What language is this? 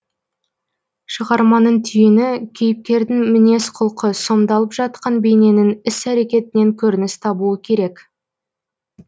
Kazakh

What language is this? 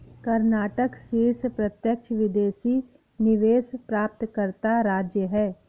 Hindi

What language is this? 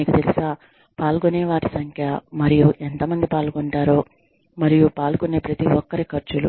Telugu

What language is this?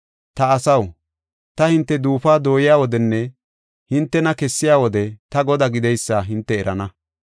Gofa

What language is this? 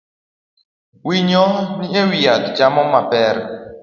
Luo (Kenya and Tanzania)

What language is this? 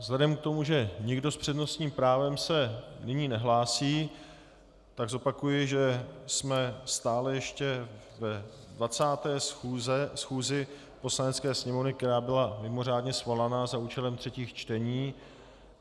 Czech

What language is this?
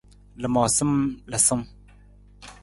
Nawdm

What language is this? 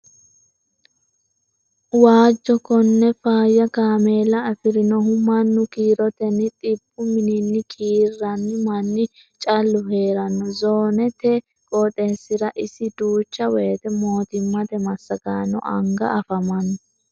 Sidamo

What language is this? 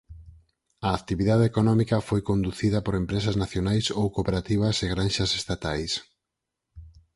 Galician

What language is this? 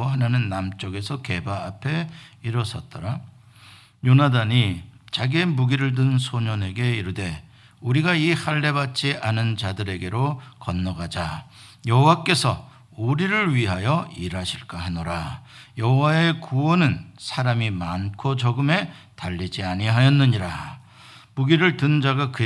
Korean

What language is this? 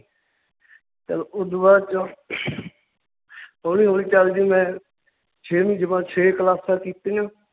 Punjabi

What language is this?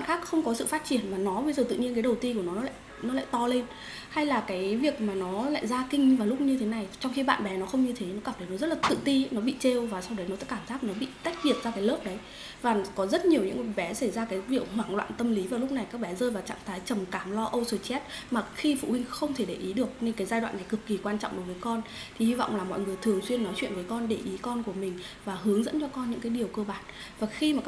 Vietnamese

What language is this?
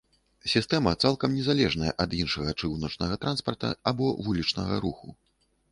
Belarusian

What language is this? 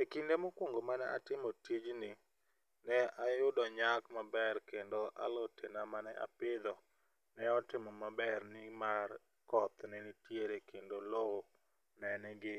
Luo (Kenya and Tanzania)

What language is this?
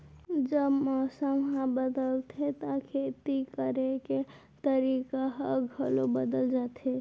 Chhattisgarhi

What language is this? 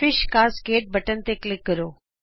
Punjabi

